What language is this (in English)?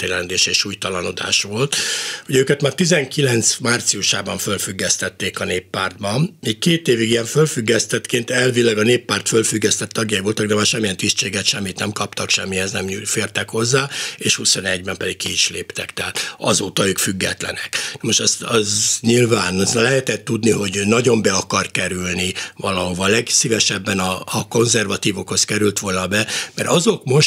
Hungarian